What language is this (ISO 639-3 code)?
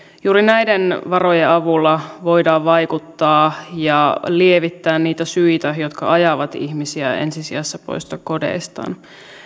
fin